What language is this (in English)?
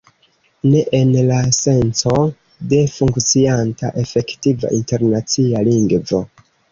Esperanto